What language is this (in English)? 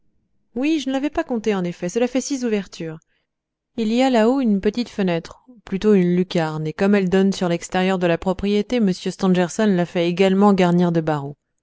French